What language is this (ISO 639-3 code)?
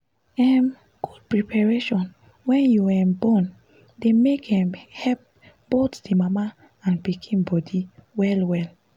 pcm